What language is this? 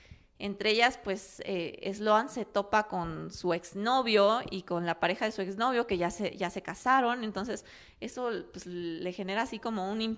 Spanish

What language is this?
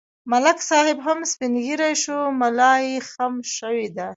Pashto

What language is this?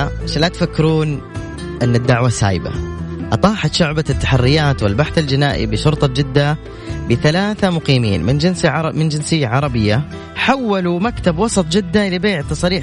Arabic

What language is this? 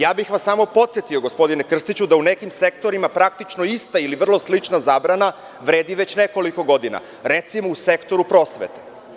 Serbian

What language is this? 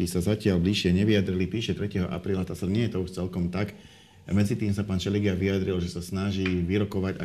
Slovak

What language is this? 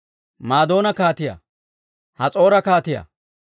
Dawro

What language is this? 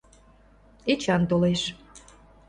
Mari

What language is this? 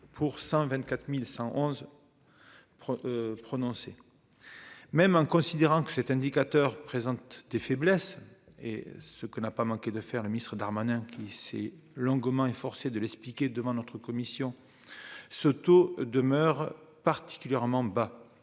French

